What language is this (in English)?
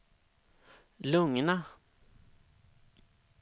Swedish